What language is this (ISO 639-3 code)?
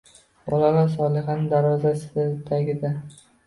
uzb